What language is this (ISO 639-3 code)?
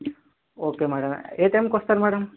tel